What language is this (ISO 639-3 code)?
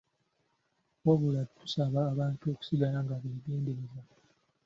lug